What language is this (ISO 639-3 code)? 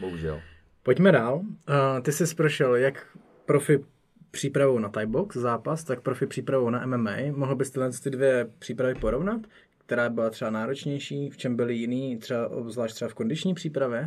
ces